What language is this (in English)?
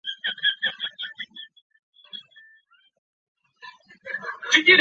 Chinese